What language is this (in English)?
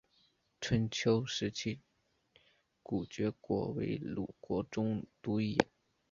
Chinese